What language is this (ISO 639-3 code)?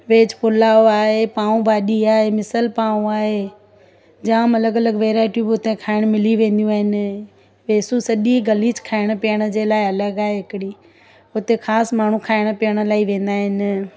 snd